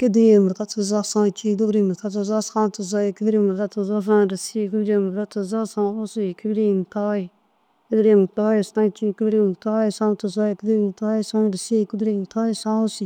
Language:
Dazaga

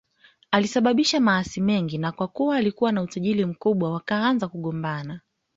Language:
Swahili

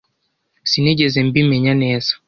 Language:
Kinyarwanda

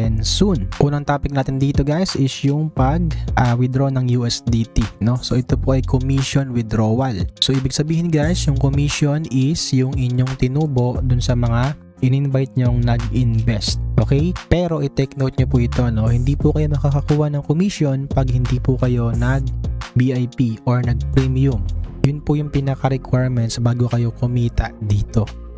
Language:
Filipino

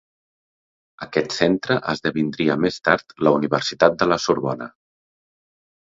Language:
Catalan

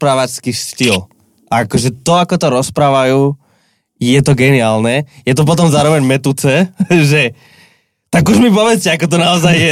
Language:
Slovak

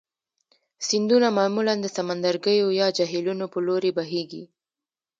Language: Pashto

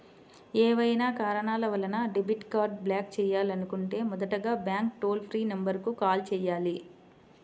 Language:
Telugu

